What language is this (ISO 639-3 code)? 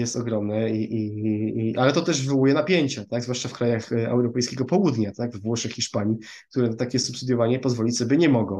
pol